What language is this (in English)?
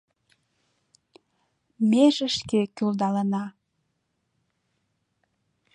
Mari